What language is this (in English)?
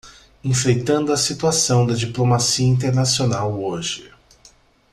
Portuguese